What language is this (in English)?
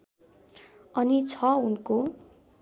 Nepali